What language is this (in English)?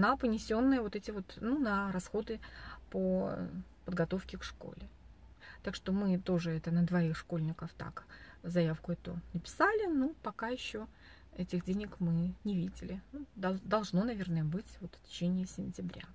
Russian